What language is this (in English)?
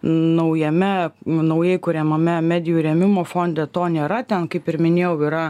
Lithuanian